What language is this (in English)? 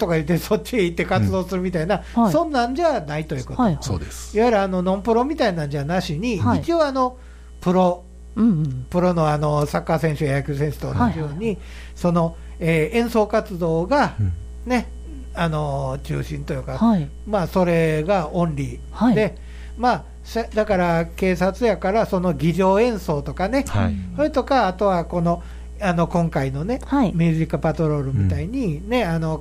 Japanese